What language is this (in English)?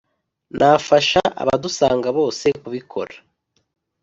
Kinyarwanda